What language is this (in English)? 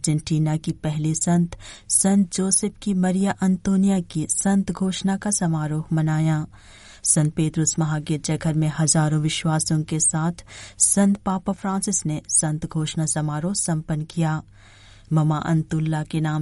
Hindi